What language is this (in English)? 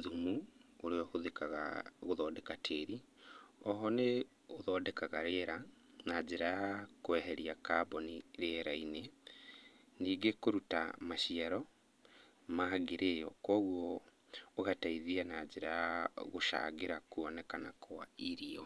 Kikuyu